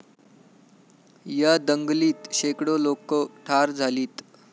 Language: Marathi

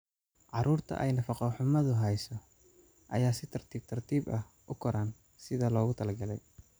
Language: Somali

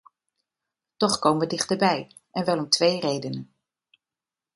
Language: Dutch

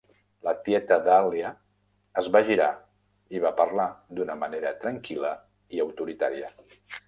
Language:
Catalan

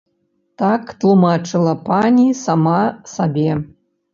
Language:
Belarusian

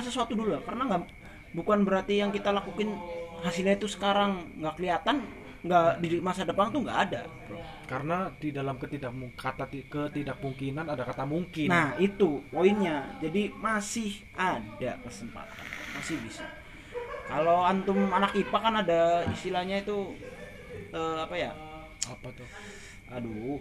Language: Indonesian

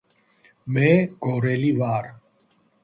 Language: Georgian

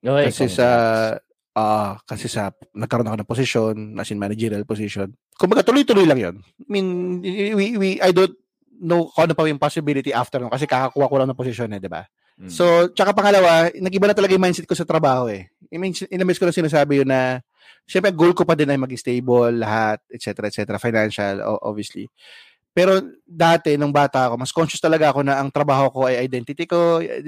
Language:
Filipino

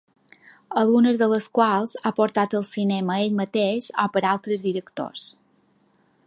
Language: Catalan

